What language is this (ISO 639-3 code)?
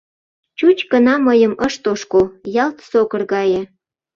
chm